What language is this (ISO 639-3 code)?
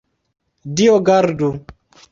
epo